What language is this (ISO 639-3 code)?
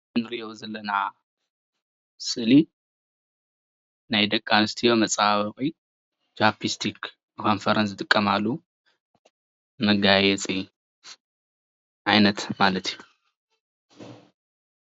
tir